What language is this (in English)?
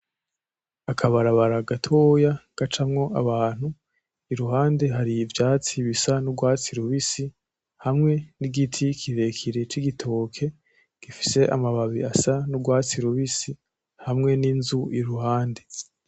Rundi